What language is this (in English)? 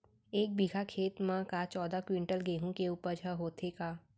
Chhattisgarhi